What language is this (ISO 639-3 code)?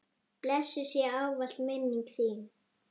isl